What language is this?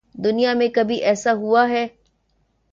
Urdu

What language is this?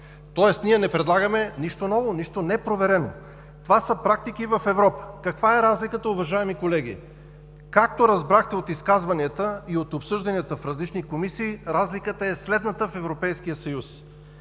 Bulgarian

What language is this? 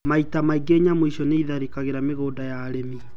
Kikuyu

